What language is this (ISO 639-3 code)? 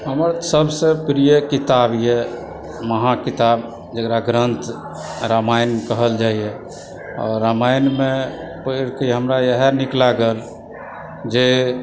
mai